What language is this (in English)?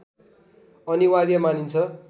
Nepali